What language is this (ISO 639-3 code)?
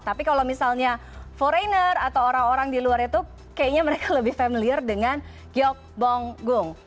ind